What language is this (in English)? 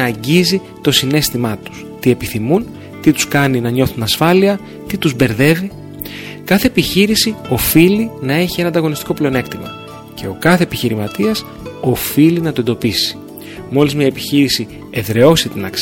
Greek